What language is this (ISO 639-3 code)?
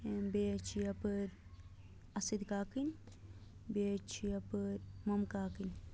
kas